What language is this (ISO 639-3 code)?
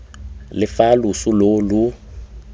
tsn